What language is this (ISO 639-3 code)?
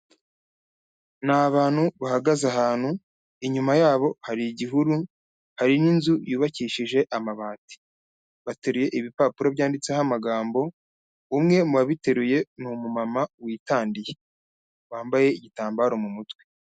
kin